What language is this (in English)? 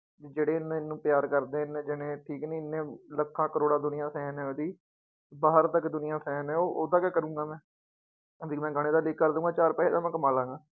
Punjabi